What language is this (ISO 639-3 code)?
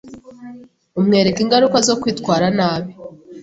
kin